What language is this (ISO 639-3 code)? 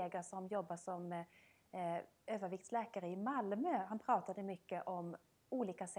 swe